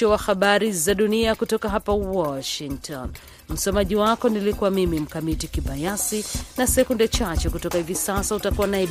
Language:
Swahili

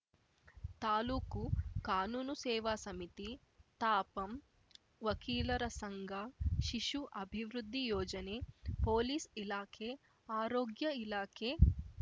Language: Kannada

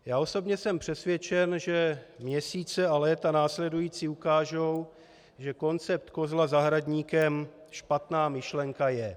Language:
Czech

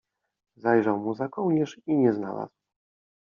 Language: Polish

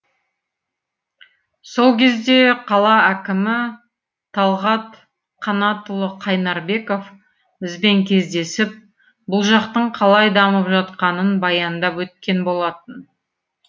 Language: Kazakh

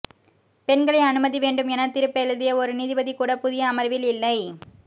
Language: Tamil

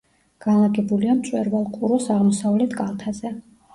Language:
Georgian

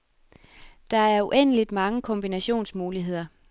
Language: Danish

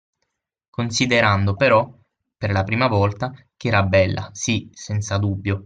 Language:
Italian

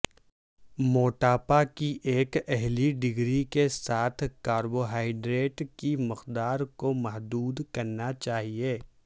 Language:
Urdu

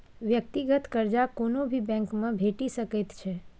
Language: Maithili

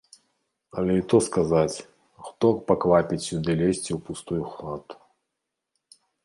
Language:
Belarusian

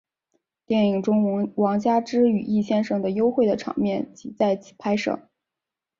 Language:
Chinese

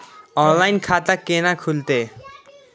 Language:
Maithili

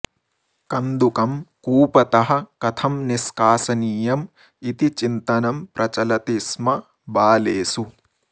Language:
Sanskrit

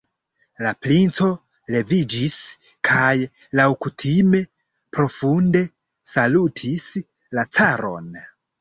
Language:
Esperanto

